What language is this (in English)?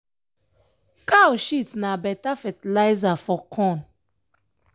Nigerian Pidgin